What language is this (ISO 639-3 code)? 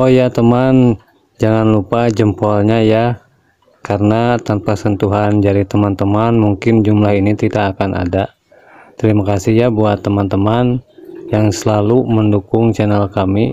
ind